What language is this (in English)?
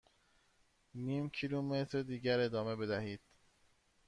Persian